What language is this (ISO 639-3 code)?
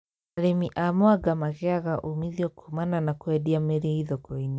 kik